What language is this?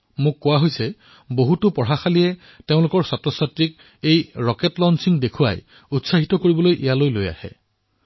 Assamese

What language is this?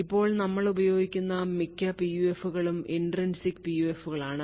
Malayalam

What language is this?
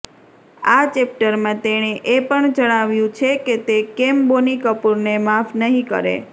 Gujarati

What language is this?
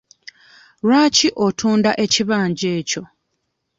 Ganda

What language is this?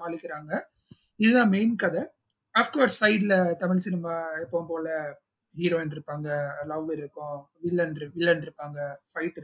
Tamil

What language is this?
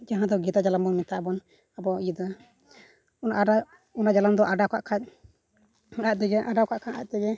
Santali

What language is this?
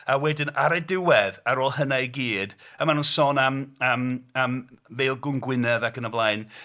Welsh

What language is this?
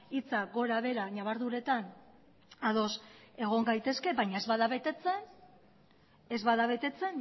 Basque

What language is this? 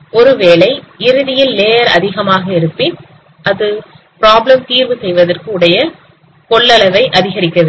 Tamil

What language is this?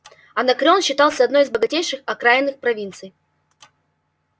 Russian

